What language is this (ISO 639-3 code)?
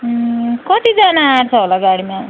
nep